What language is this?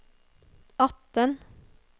Norwegian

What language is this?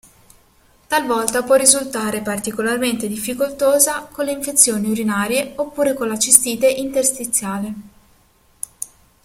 Italian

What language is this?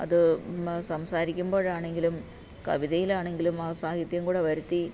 Malayalam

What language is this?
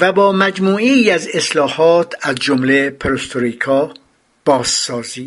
Persian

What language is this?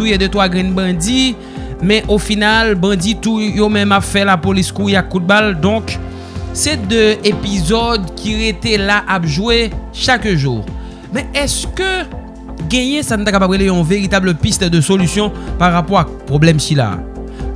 French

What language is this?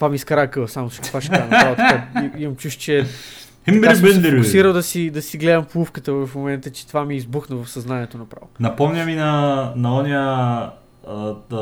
Bulgarian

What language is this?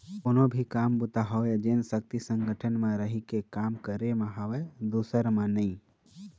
Chhattisgarhi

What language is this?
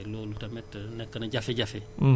Wolof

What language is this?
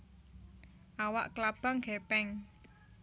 Javanese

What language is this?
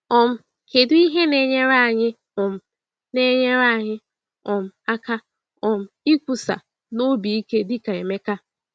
Igbo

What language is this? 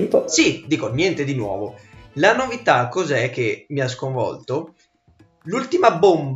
Italian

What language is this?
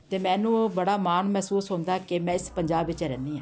Punjabi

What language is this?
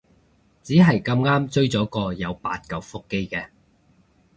Cantonese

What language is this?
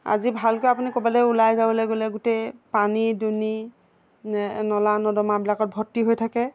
Assamese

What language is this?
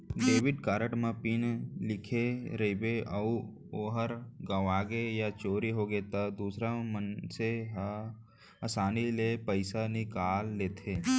Chhattisgarhi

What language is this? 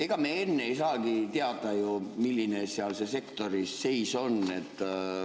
Estonian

